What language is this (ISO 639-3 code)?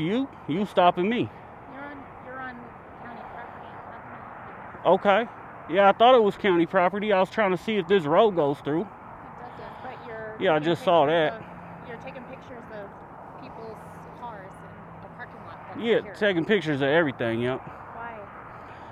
eng